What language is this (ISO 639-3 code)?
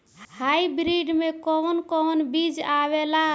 bho